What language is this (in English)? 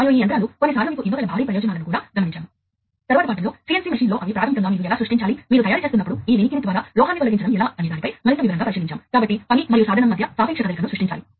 Telugu